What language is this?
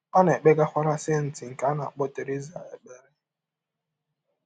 Igbo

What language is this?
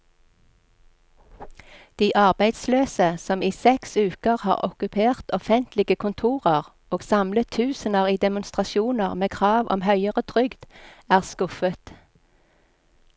Norwegian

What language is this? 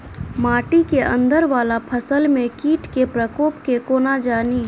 Maithili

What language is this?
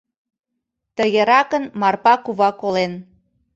Mari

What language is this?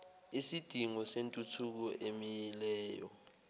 Zulu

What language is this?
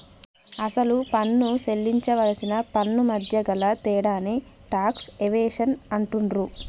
Telugu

